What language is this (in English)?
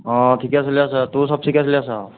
Assamese